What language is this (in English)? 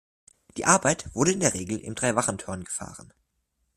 German